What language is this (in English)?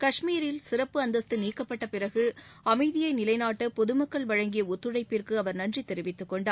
Tamil